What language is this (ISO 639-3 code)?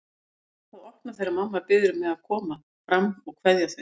isl